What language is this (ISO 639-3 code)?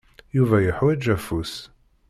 kab